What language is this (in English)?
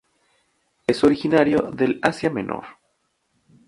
Spanish